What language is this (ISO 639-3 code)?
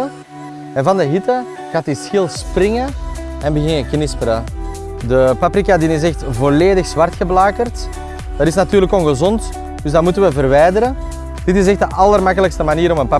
nld